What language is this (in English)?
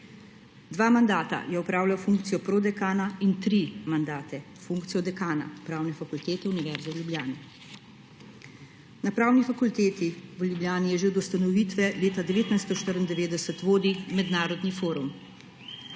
Slovenian